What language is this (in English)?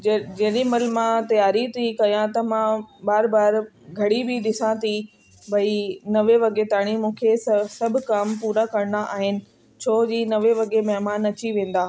Sindhi